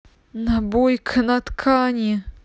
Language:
Russian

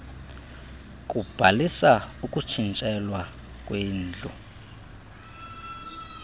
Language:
Xhosa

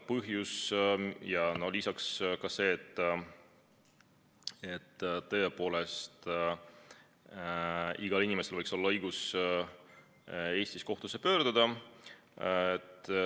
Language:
Estonian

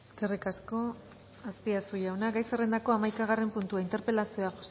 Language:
Basque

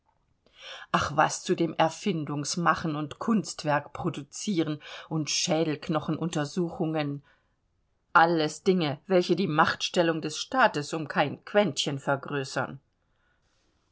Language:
German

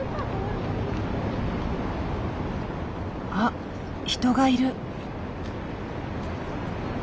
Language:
Japanese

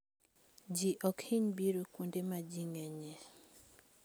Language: Luo (Kenya and Tanzania)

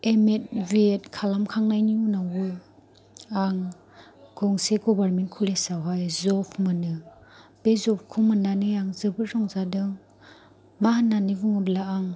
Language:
Bodo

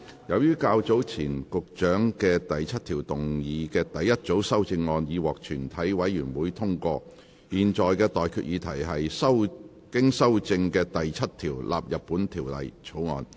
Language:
Cantonese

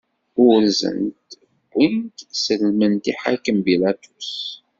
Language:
Kabyle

